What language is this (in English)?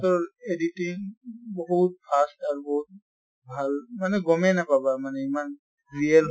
Assamese